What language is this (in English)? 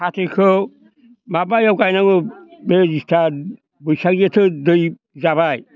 Bodo